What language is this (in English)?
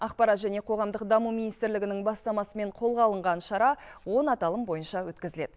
Kazakh